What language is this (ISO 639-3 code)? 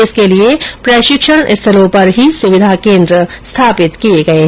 hin